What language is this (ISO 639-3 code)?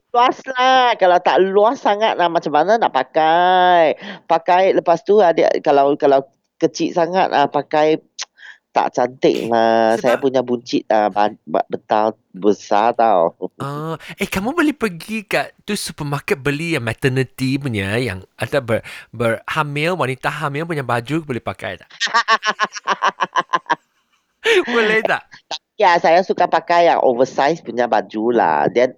msa